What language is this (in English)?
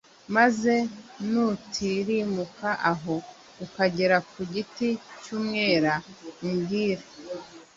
Kinyarwanda